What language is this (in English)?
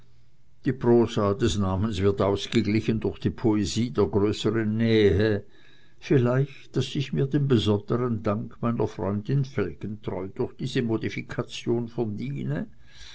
German